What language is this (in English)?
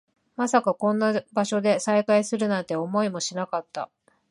Japanese